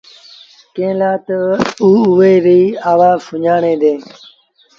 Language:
Sindhi Bhil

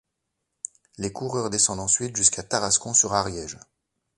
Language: French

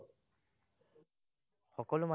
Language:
Assamese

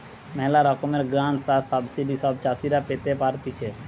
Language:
Bangla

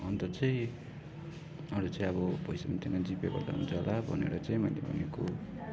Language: Nepali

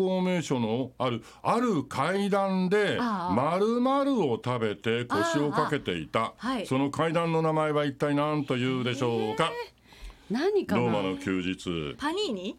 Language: Japanese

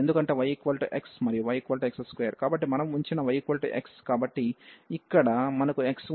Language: Telugu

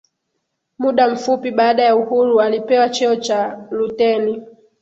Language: Swahili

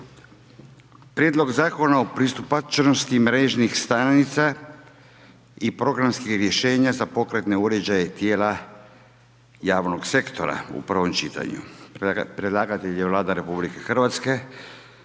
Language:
Croatian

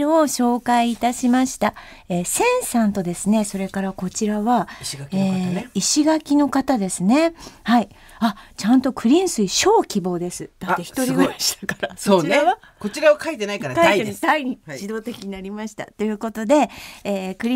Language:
Japanese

